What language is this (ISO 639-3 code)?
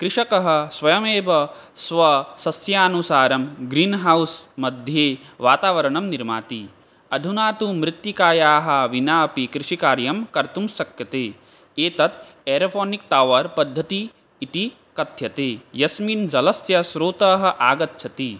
san